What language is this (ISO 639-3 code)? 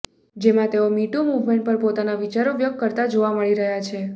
guj